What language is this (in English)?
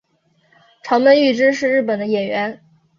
Chinese